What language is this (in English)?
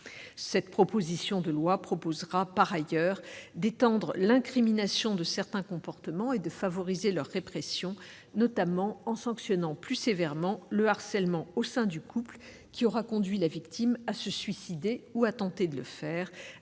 French